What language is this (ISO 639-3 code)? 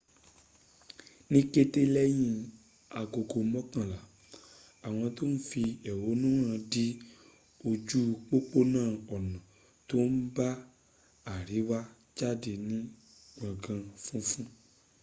yor